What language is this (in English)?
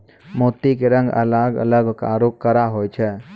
Maithili